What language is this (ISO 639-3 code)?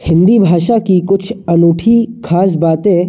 hin